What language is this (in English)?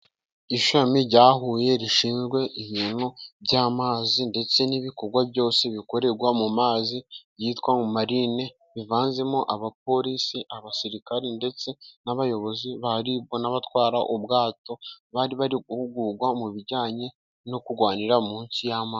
Kinyarwanda